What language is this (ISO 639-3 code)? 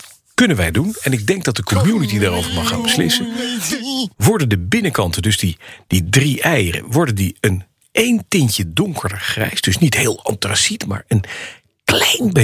nld